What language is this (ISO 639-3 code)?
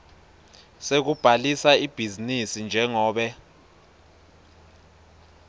ssw